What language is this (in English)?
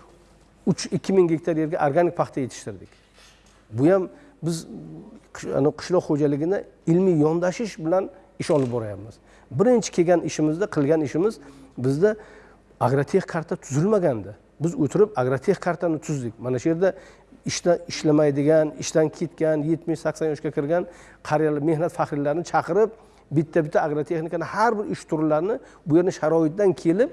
Turkish